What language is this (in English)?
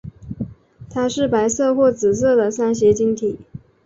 Chinese